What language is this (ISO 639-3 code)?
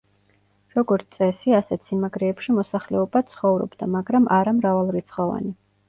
kat